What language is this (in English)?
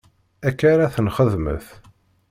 Kabyle